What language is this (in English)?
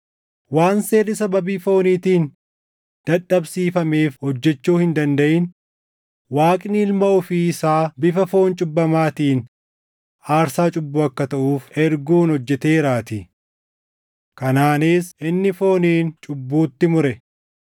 Oromo